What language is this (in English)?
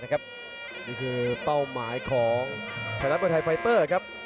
Thai